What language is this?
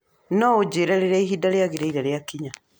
Kikuyu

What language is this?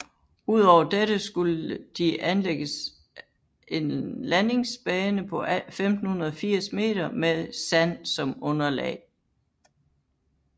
Danish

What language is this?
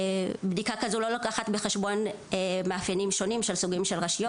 Hebrew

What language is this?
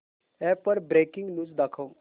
Marathi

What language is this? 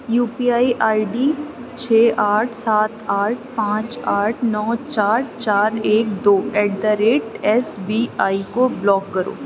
Urdu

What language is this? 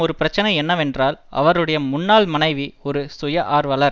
Tamil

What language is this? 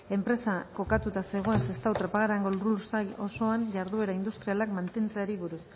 Basque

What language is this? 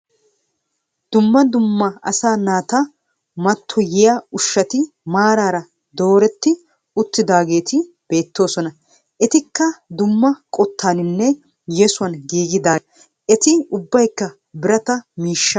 Wolaytta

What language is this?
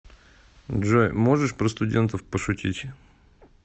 Russian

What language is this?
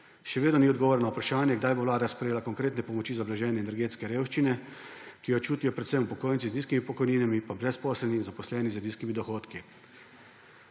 Slovenian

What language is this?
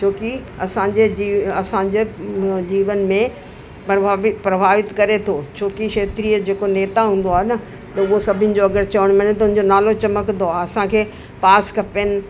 Sindhi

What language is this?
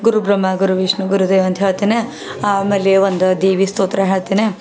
Kannada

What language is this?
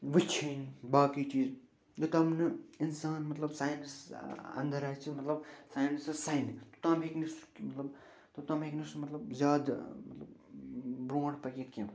Kashmiri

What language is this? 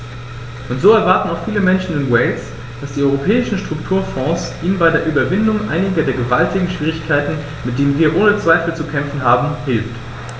German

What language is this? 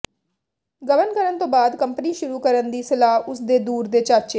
Punjabi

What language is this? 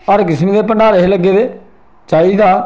Dogri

